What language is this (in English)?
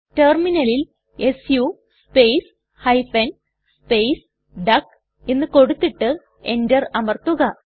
Malayalam